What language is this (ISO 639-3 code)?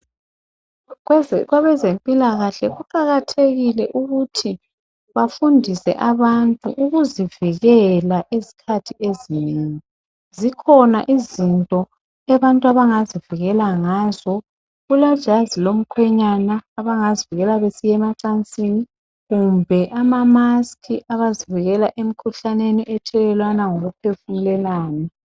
nde